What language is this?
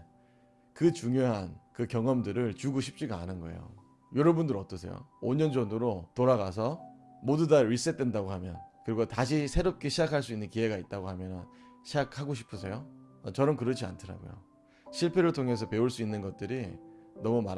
Korean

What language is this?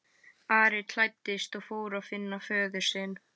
Icelandic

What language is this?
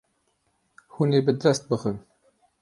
Kurdish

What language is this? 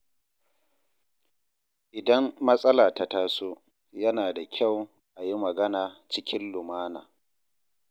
Hausa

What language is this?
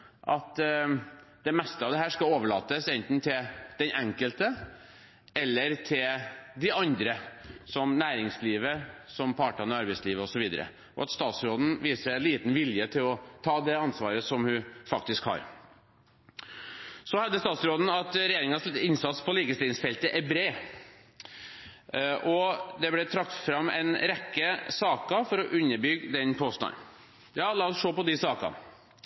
Norwegian Bokmål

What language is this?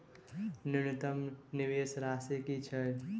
Maithili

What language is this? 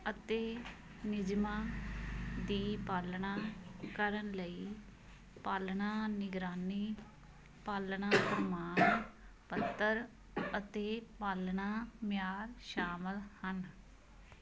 Punjabi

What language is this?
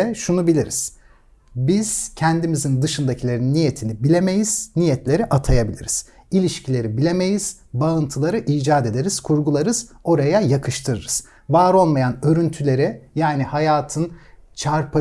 Turkish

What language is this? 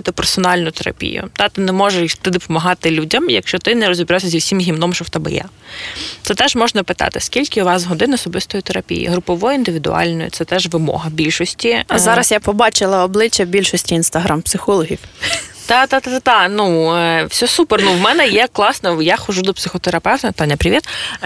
Ukrainian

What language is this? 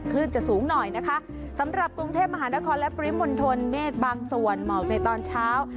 Thai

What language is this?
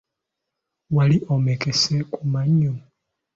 Ganda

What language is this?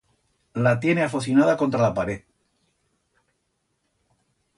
Aragonese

